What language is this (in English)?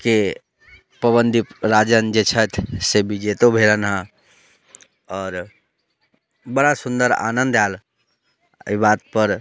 Maithili